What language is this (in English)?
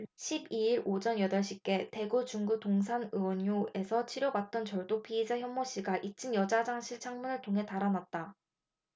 Korean